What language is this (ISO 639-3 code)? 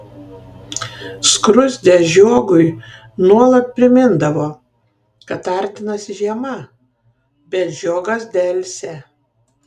lit